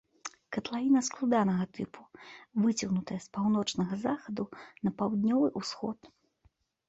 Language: Belarusian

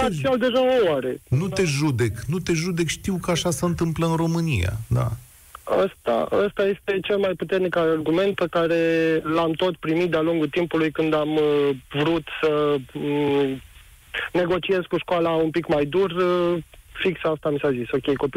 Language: Romanian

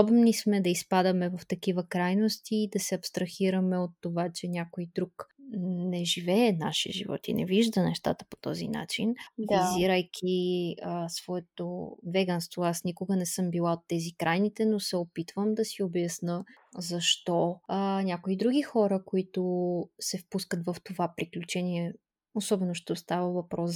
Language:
Bulgarian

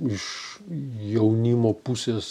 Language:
Lithuanian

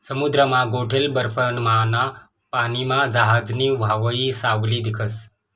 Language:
Marathi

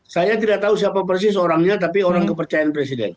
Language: Indonesian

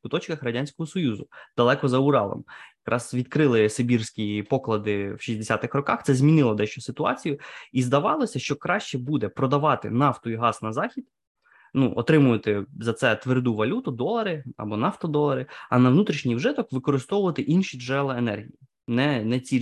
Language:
Ukrainian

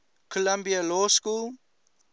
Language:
English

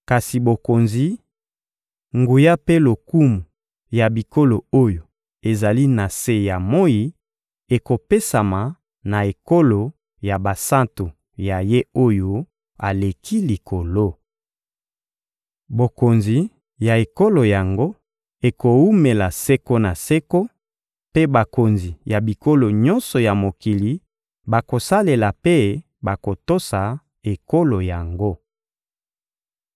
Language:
Lingala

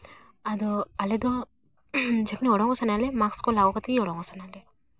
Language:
Santali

